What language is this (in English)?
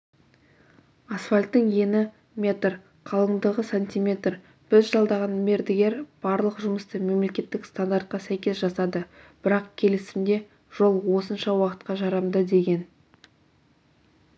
Kazakh